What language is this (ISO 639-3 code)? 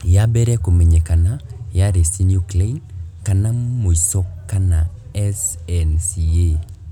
kik